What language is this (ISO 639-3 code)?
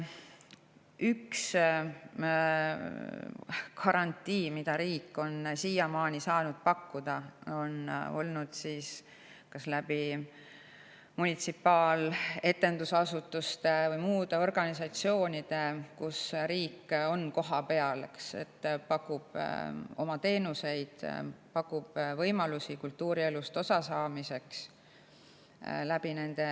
est